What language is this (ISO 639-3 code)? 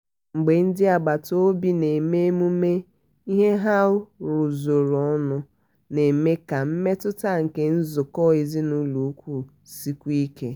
ibo